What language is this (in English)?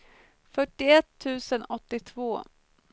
Swedish